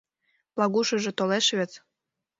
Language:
Mari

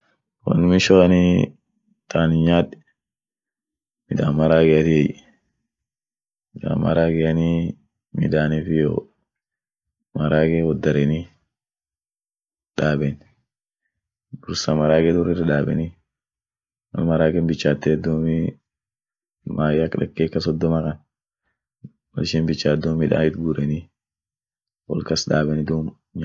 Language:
Orma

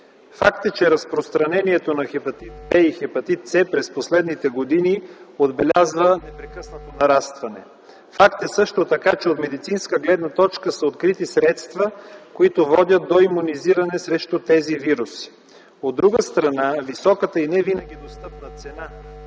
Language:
Bulgarian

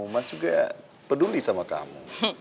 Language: Indonesian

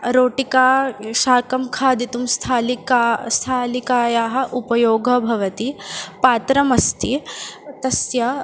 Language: Sanskrit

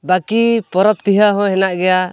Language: Santali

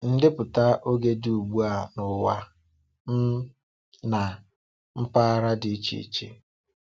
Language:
Igbo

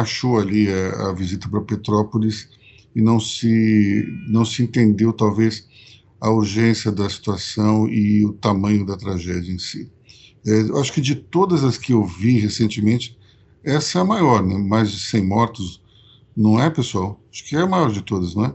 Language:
Portuguese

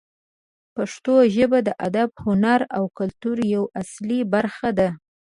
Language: Pashto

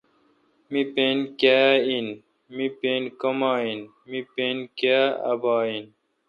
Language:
Kalkoti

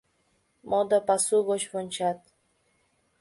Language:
Mari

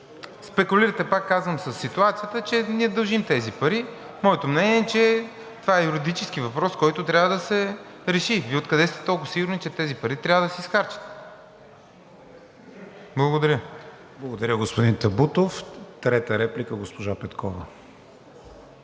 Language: Bulgarian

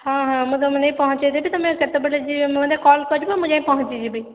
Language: Odia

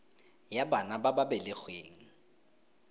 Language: Tswana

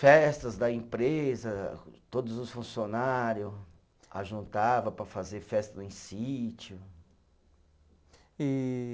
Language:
Portuguese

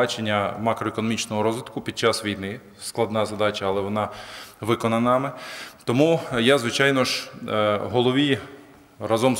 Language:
Ukrainian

